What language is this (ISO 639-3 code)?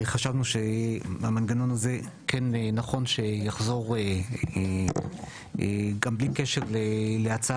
heb